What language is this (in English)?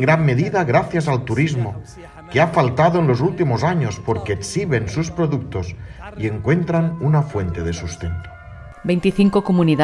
Spanish